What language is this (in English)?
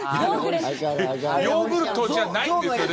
Japanese